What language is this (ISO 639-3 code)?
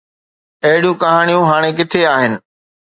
snd